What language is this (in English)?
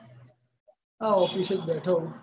Gujarati